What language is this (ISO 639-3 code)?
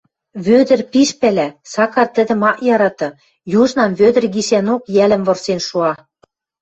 mrj